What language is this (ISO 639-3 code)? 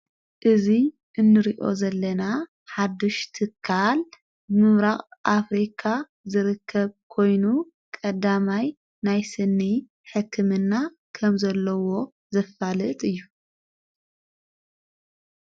tir